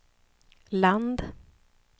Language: Swedish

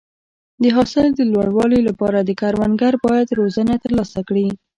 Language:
Pashto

